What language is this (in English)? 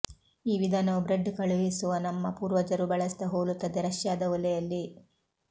Kannada